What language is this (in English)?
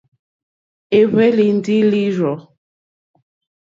Mokpwe